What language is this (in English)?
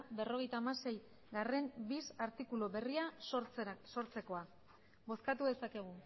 Basque